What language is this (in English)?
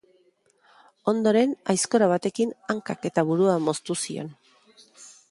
Basque